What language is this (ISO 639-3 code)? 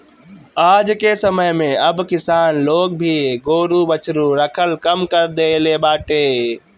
bho